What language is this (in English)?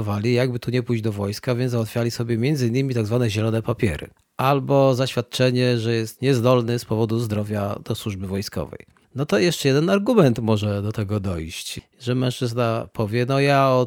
Polish